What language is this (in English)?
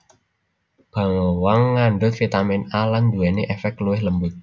Javanese